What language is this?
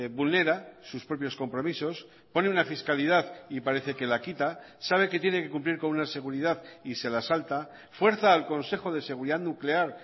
Spanish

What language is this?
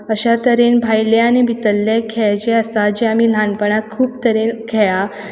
Konkani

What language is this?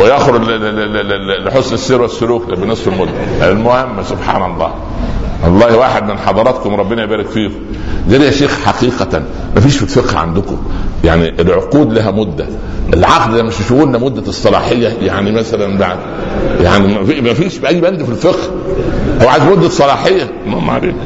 Arabic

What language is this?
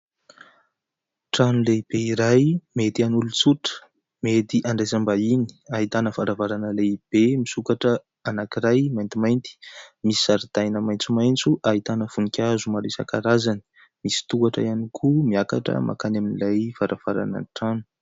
Malagasy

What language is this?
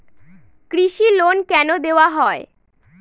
Bangla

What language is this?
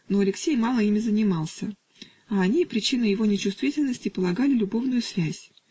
Russian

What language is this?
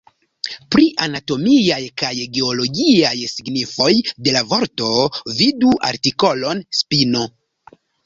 Esperanto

